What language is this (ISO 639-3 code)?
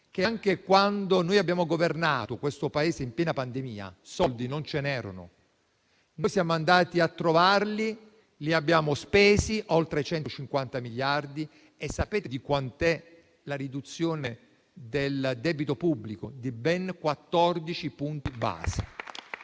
ita